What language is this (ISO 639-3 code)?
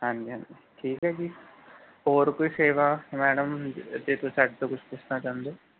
pan